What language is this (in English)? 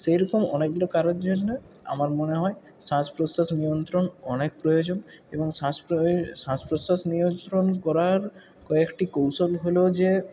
Bangla